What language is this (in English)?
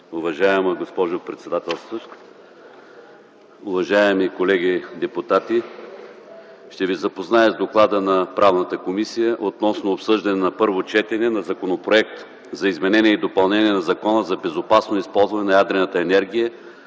Bulgarian